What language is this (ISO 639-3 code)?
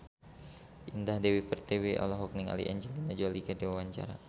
sun